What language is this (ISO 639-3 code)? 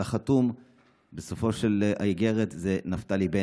heb